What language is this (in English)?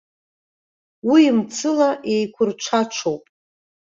Abkhazian